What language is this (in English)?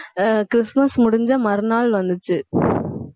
Tamil